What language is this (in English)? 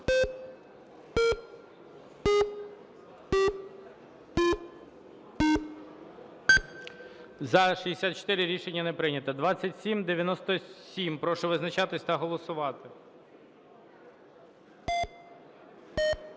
Ukrainian